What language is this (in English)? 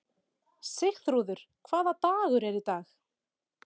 Icelandic